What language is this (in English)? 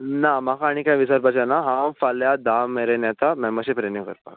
Konkani